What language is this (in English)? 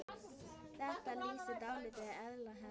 Icelandic